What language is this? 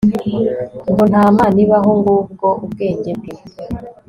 Kinyarwanda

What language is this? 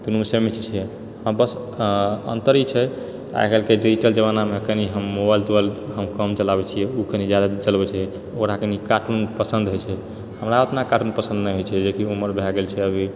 Maithili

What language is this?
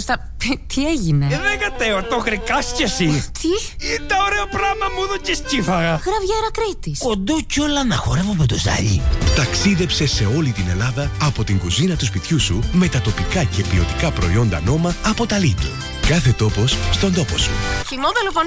Greek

